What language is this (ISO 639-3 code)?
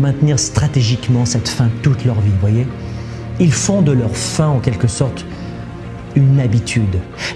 fra